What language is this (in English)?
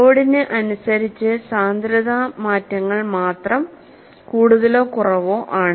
Malayalam